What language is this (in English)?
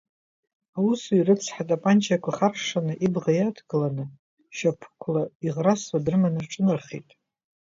Abkhazian